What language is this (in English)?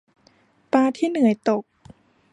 Thai